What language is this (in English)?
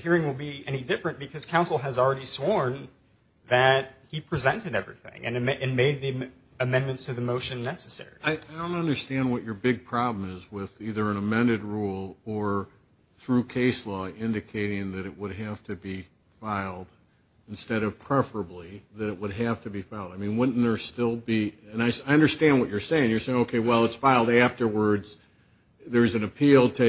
English